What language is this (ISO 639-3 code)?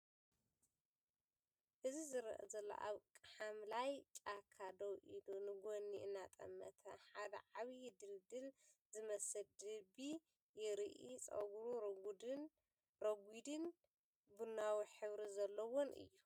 tir